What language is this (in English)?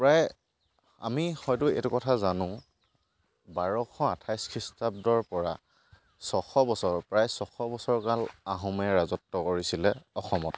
Assamese